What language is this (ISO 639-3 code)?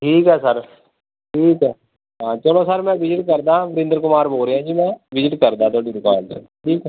pan